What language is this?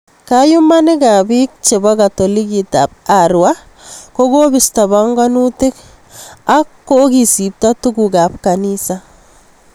Kalenjin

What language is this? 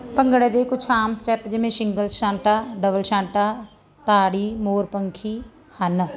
Punjabi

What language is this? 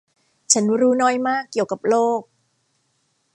Thai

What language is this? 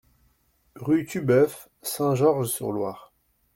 French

